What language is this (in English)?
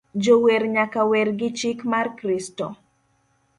Luo (Kenya and Tanzania)